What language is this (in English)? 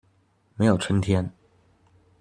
Chinese